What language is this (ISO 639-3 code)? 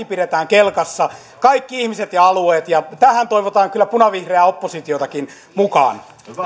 fin